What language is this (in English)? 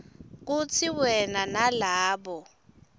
Swati